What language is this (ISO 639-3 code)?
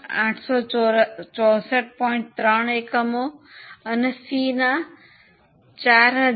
guj